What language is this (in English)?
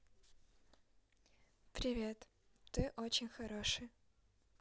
Russian